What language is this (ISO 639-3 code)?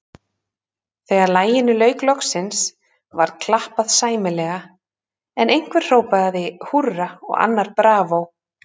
isl